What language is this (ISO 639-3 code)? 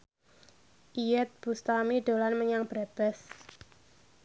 jav